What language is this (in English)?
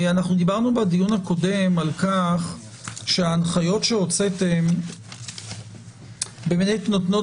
Hebrew